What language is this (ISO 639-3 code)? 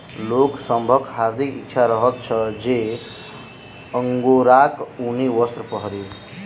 mai